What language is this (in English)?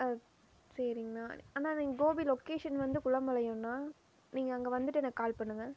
Tamil